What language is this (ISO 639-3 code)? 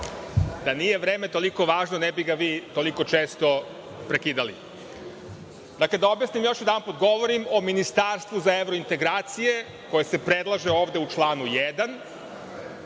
srp